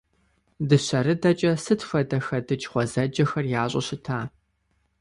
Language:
Kabardian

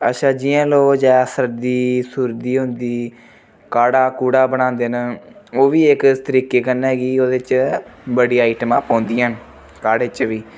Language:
Dogri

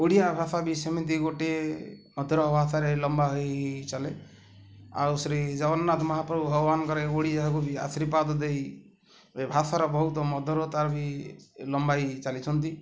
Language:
Odia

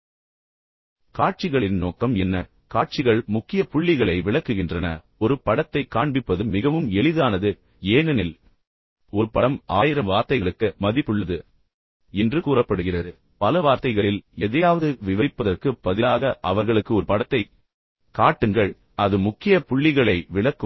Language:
Tamil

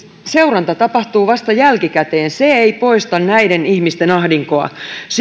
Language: Finnish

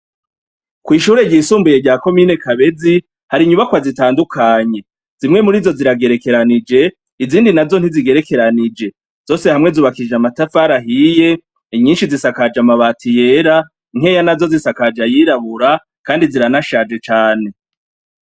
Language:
Rundi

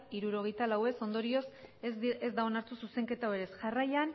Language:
Basque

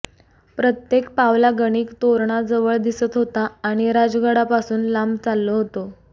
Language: Marathi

